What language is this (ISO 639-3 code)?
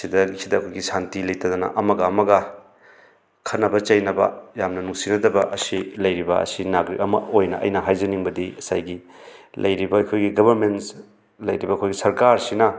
mni